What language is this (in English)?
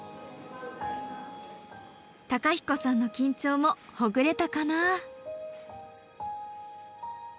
Japanese